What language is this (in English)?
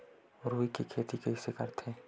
Chhattisgarhi